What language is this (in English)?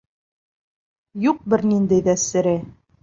Bashkir